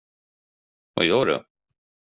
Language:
Swedish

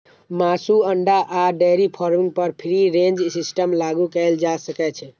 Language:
Maithili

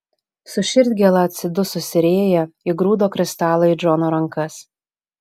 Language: Lithuanian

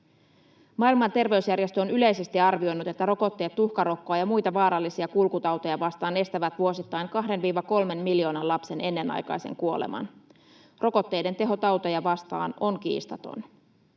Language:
Finnish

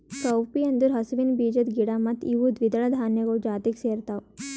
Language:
Kannada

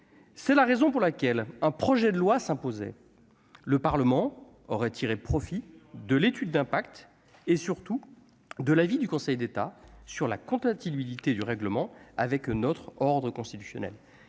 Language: French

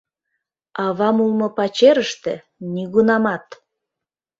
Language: Mari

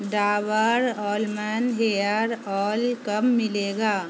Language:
Urdu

